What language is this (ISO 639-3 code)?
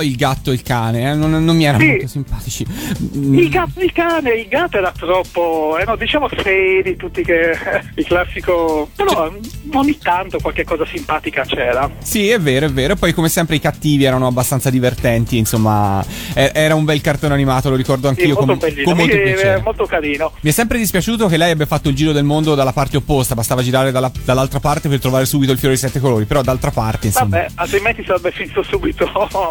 ita